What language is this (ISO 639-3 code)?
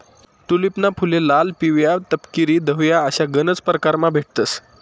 mar